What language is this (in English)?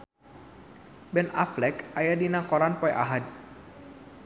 Sundanese